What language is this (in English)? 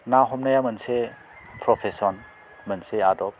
Bodo